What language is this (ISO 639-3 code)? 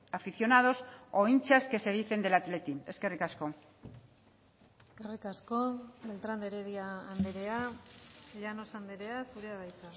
eus